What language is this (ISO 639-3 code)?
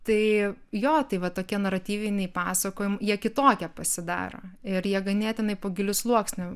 lit